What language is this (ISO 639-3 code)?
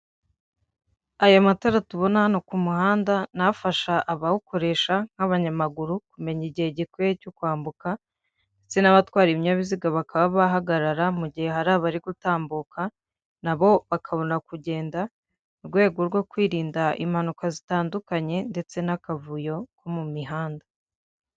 kin